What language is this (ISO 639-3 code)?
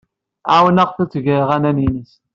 kab